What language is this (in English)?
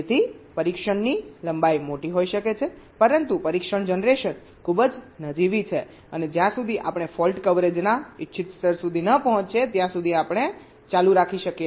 Gujarati